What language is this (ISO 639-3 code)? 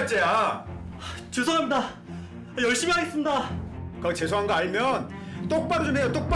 kor